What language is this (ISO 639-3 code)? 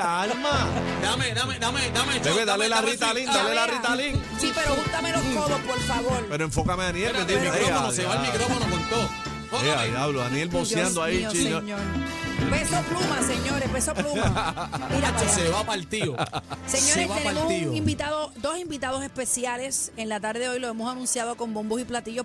spa